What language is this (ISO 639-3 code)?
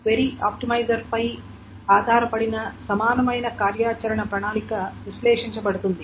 tel